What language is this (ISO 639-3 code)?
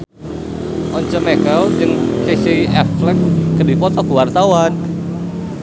sun